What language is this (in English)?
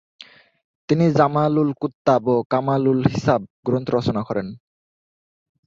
Bangla